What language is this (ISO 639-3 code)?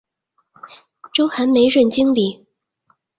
zho